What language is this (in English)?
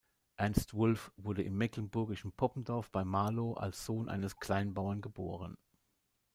German